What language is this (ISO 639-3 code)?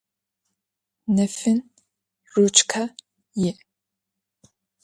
ady